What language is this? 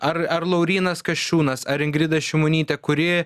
Lithuanian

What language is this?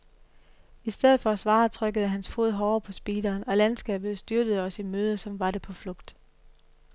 Danish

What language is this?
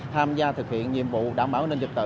Vietnamese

